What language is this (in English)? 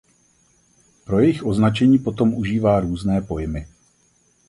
Czech